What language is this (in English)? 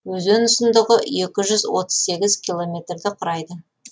Kazakh